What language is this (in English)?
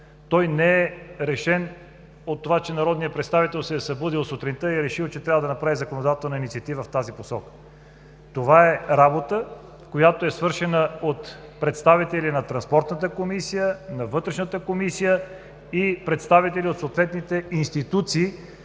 Bulgarian